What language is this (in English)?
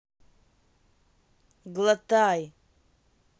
Russian